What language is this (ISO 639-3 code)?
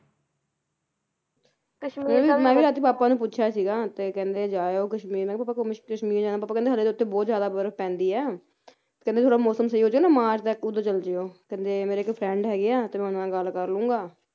pan